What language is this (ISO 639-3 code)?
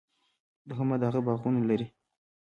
pus